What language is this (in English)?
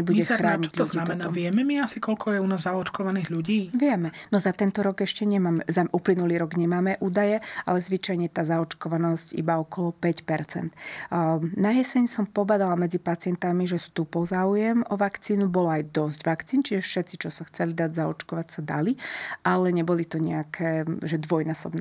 Slovak